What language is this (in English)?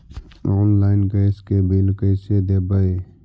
Magahi